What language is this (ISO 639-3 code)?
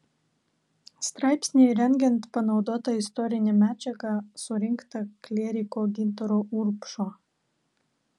lit